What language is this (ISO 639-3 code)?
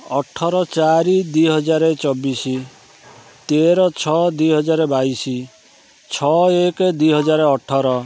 ori